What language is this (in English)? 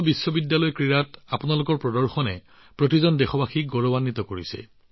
Assamese